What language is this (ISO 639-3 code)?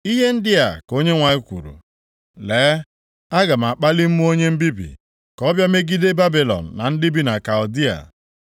ibo